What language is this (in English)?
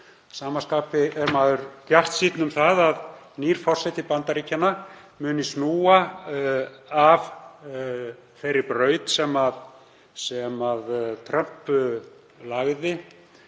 Icelandic